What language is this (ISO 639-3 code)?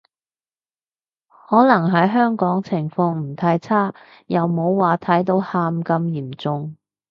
yue